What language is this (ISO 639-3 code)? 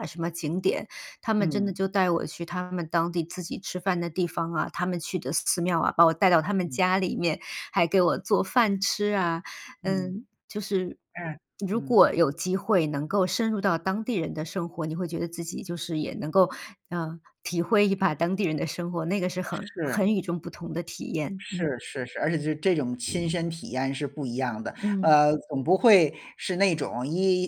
zho